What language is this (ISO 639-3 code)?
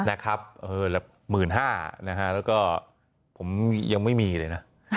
tha